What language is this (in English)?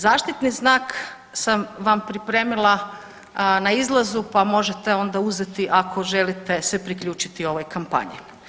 Croatian